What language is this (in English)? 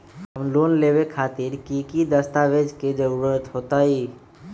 Magahi